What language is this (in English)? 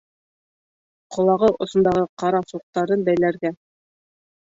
Bashkir